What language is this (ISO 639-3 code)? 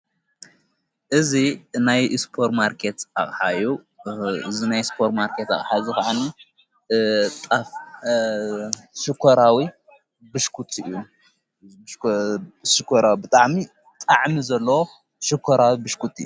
tir